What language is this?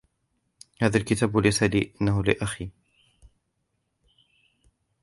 Arabic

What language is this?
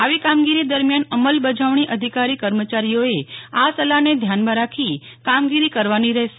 Gujarati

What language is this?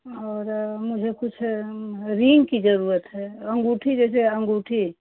Hindi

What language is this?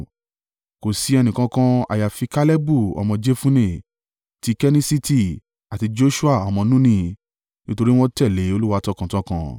Yoruba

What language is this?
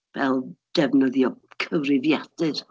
Welsh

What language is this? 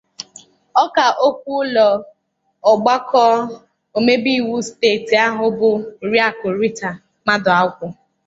Igbo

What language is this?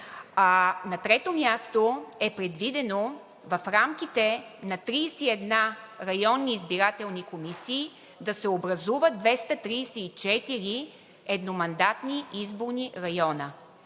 Bulgarian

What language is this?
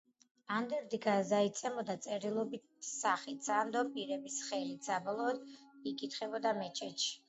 Georgian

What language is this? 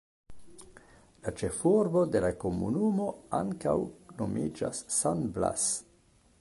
Esperanto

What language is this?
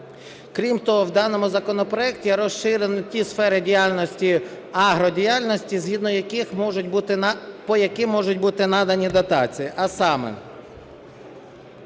Ukrainian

